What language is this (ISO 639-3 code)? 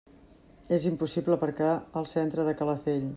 cat